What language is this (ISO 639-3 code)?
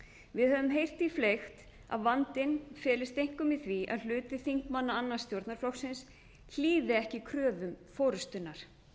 isl